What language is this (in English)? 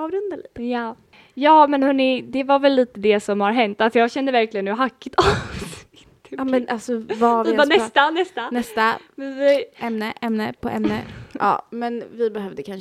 Swedish